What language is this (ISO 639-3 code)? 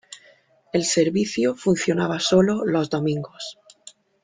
spa